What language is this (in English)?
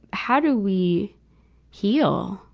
English